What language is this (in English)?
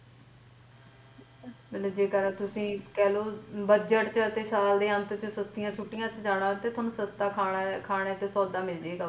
Punjabi